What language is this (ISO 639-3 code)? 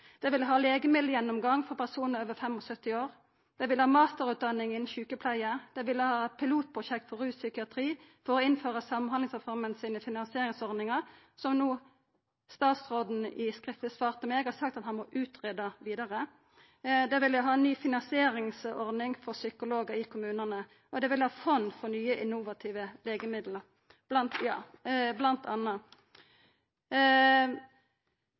nno